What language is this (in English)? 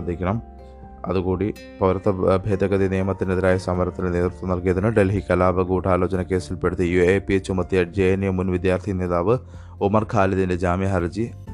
Malayalam